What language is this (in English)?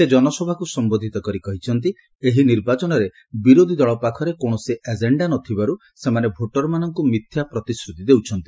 Odia